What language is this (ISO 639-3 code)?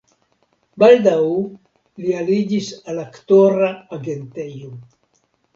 epo